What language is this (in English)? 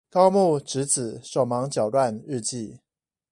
Chinese